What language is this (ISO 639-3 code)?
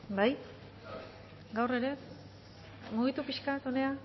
eus